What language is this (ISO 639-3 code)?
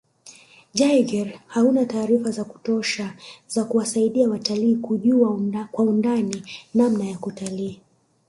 swa